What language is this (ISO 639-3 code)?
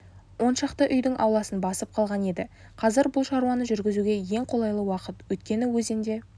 kaz